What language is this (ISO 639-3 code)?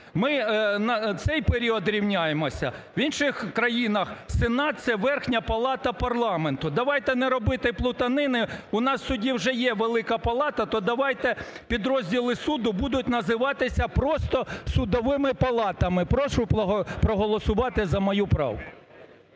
ukr